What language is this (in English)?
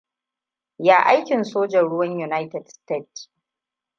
Hausa